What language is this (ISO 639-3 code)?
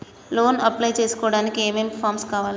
tel